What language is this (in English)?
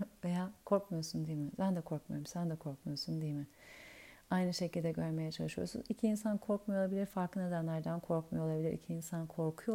Turkish